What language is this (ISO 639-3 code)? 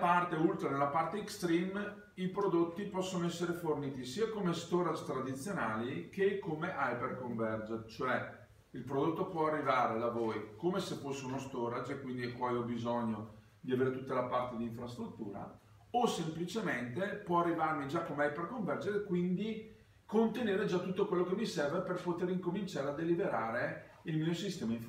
ita